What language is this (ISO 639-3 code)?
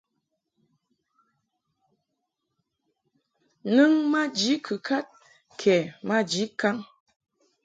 mhk